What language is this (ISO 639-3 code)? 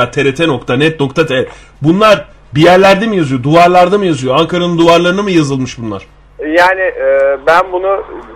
tur